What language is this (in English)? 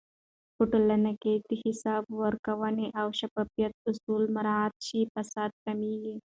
Pashto